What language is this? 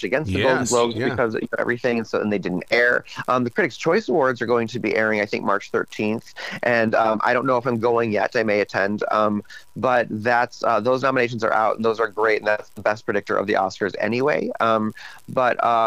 English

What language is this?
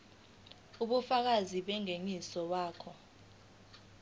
Zulu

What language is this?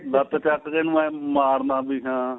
Punjabi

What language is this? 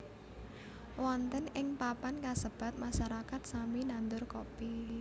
Javanese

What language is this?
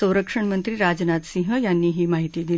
Marathi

